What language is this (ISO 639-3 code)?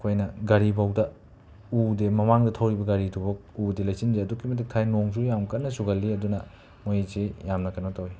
mni